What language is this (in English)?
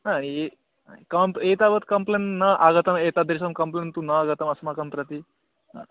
Sanskrit